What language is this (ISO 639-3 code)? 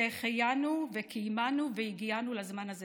heb